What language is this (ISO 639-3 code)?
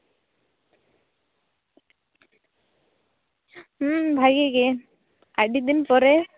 sat